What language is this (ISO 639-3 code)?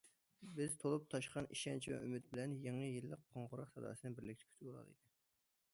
uig